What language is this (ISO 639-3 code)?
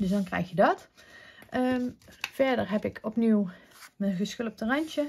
nld